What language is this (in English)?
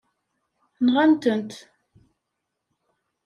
Kabyle